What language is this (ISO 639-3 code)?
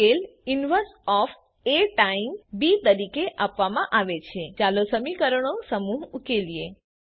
guj